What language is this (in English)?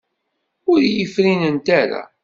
Kabyle